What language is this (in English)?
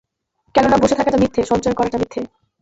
Bangla